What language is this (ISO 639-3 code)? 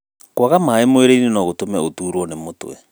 kik